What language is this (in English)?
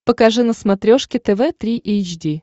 Russian